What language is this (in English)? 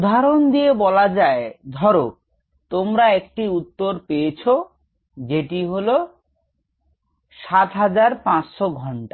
Bangla